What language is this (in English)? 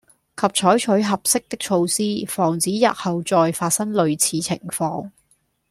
Cantonese